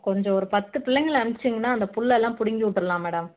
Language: Tamil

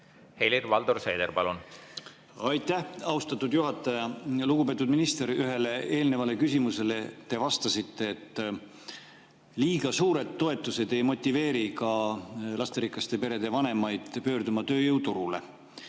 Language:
Estonian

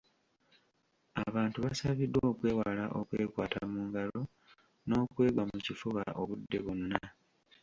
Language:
Ganda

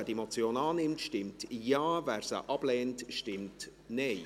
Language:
Swiss German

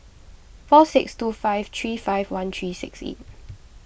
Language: English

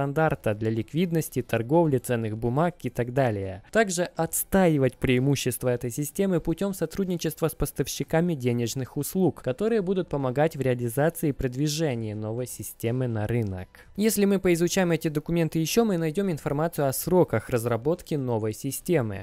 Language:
Russian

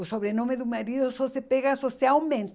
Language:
Portuguese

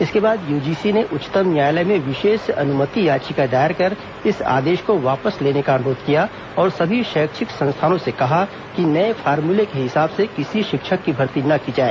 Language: Hindi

